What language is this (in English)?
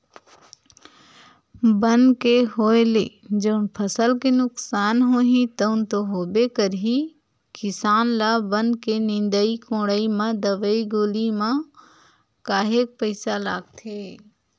Chhattisgarhi